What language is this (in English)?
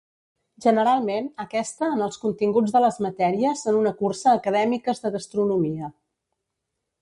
Catalan